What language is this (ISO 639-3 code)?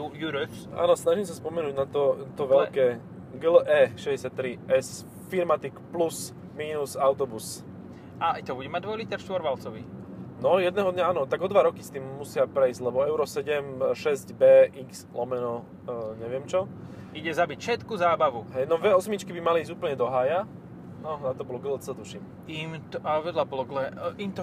slk